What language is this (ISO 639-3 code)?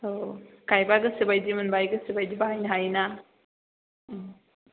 brx